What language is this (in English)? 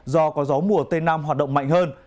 Vietnamese